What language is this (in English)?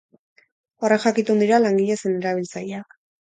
Basque